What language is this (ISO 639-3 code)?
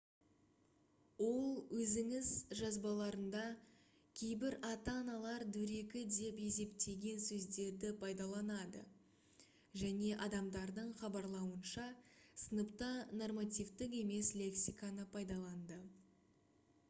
kaz